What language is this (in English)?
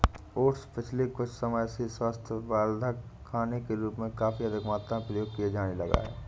Hindi